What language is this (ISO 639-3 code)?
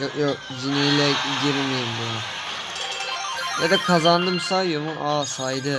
tur